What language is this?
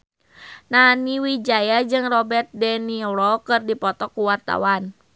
Sundanese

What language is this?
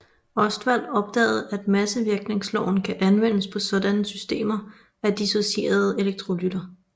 Danish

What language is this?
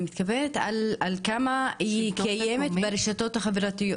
Hebrew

